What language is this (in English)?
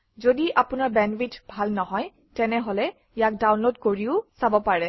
Assamese